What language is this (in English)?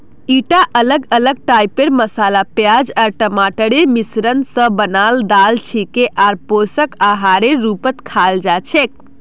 Magahi